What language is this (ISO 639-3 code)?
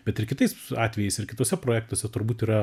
lit